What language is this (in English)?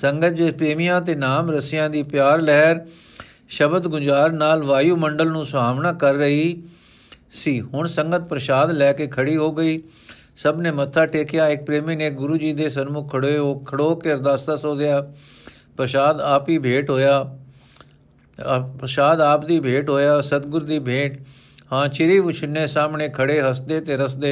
Punjabi